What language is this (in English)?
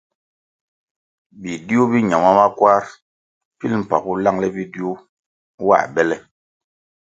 Kwasio